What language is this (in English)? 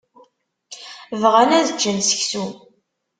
Kabyle